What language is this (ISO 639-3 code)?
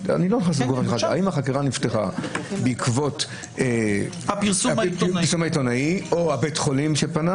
heb